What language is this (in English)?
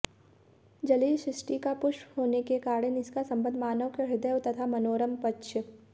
Hindi